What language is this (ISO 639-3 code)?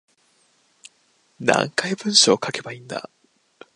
jpn